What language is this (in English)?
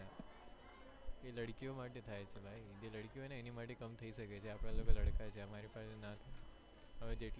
Gujarati